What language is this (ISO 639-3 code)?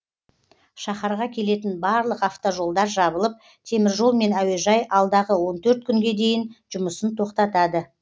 kaz